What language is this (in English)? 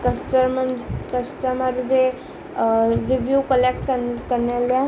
Sindhi